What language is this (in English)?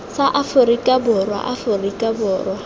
Tswana